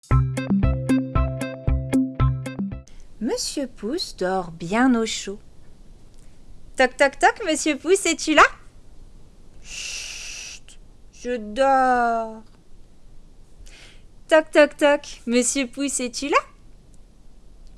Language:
French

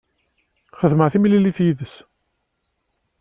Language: Kabyle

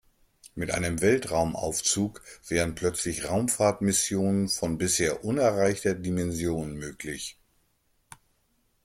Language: German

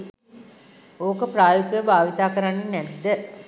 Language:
Sinhala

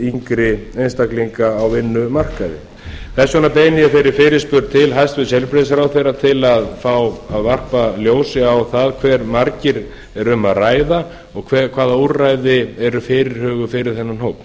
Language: Icelandic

